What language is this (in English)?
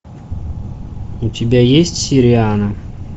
Russian